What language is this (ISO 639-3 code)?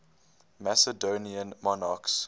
eng